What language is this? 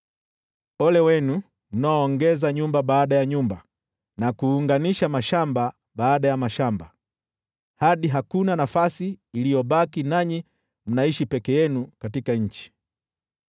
Swahili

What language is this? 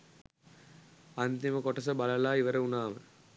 Sinhala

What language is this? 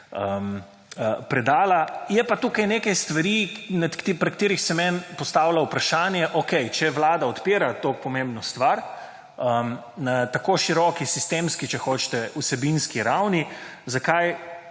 Slovenian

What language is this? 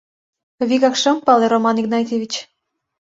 Mari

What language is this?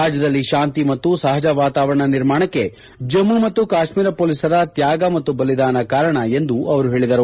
Kannada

